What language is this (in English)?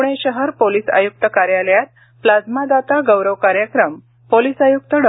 Marathi